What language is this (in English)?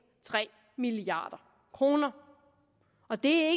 Danish